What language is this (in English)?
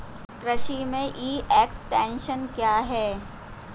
Hindi